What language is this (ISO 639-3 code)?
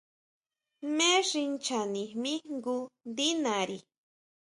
mau